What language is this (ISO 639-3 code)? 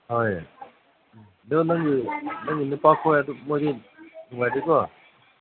mni